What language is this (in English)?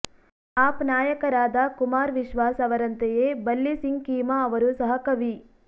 Kannada